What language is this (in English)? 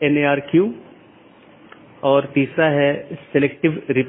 Hindi